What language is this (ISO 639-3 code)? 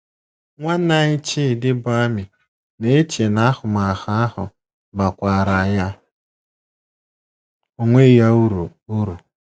ibo